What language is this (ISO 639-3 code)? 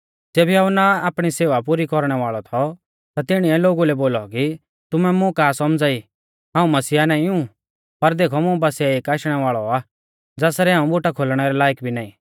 bfz